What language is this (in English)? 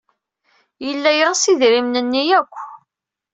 Kabyle